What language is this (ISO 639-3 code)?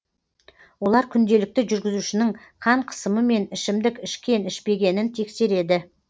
kaz